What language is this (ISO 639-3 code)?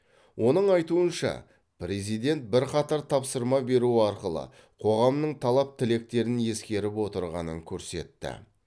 kaz